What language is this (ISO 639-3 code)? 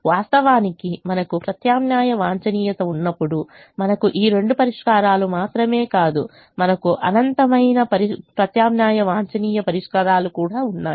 tel